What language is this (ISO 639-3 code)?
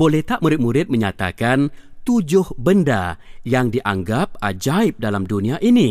msa